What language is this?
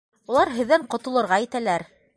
Bashkir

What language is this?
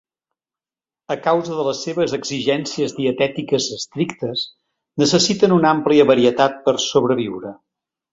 Catalan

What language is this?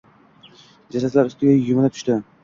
Uzbek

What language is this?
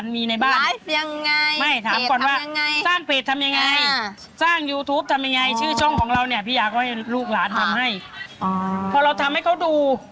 Thai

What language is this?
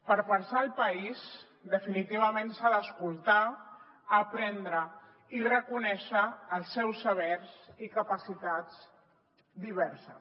Catalan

